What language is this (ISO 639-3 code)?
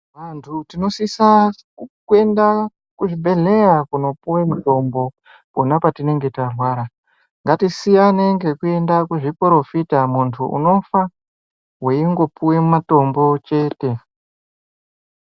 ndc